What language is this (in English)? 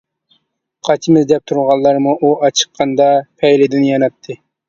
Uyghur